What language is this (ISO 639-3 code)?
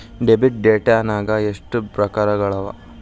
kan